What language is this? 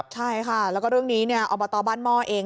Thai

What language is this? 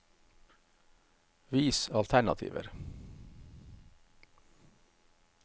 Norwegian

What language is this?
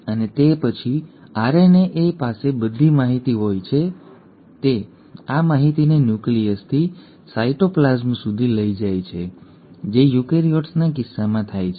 Gujarati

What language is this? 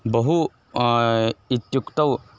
Sanskrit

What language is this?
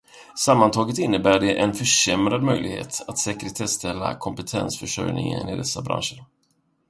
Swedish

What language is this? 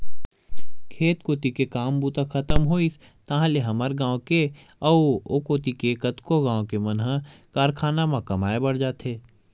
Chhattisgarhi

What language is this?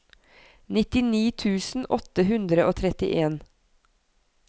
Norwegian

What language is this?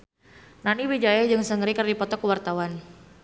Sundanese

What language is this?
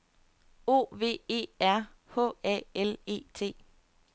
Danish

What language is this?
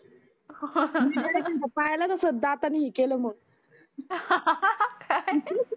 Marathi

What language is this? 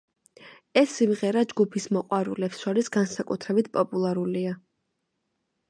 Georgian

